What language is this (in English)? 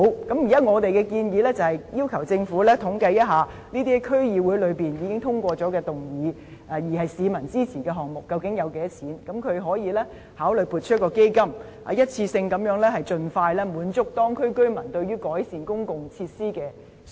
Cantonese